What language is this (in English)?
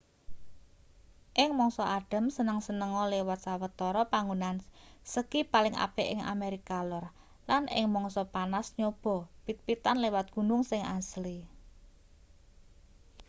Javanese